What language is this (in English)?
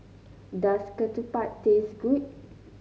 English